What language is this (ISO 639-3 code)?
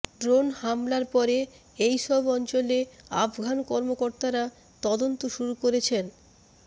ben